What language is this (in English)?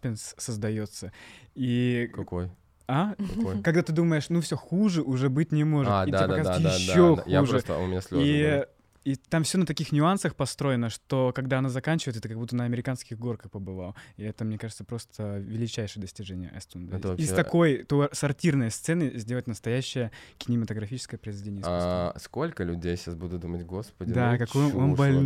Russian